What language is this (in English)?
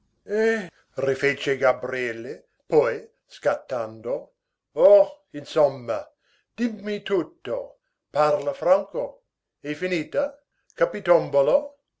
Italian